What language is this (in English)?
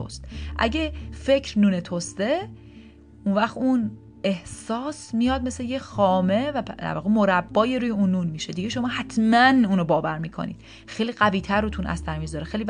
Persian